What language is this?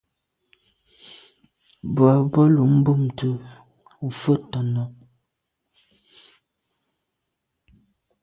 Medumba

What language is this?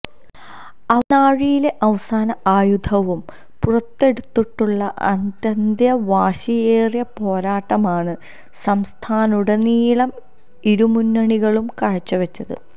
Malayalam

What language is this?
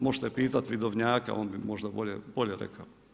Croatian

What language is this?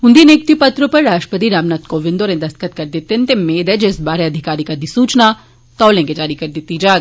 Dogri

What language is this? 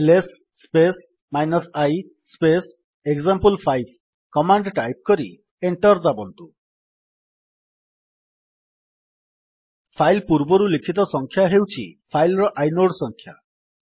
Odia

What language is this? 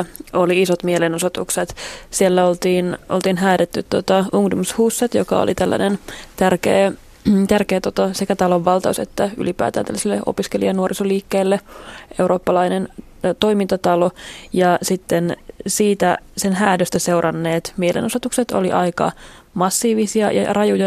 Finnish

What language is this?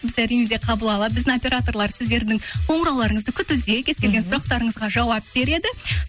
Kazakh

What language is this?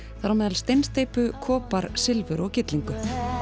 Icelandic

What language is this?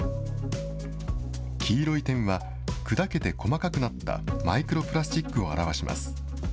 Japanese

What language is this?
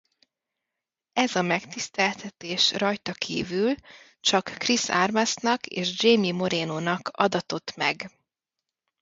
Hungarian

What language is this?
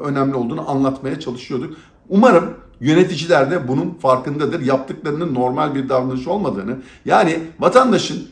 Turkish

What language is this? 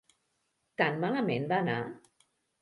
Catalan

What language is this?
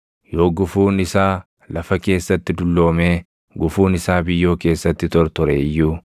Oromo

